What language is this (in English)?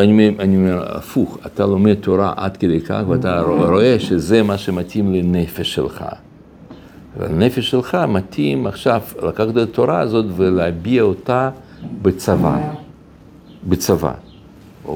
Hebrew